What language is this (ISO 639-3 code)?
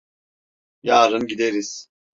tur